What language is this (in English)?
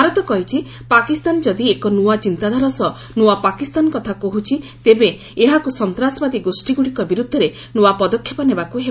Odia